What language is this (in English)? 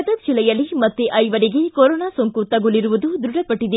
Kannada